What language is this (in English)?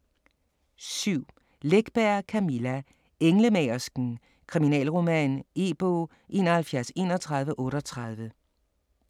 Danish